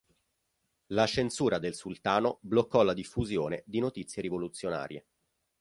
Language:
Italian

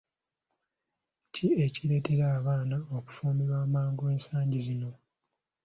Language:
Ganda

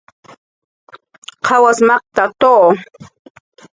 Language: Jaqaru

